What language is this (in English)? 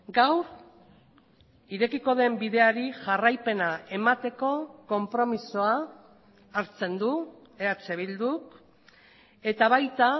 Basque